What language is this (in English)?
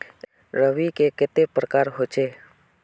Magahi